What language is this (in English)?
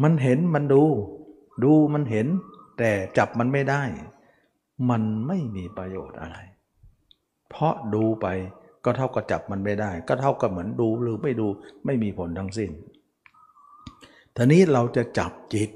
Thai